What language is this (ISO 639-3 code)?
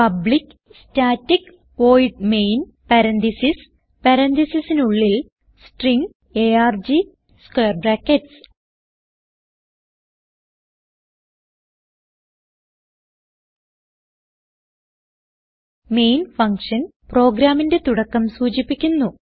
mal